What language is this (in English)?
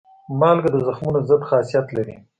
Pashto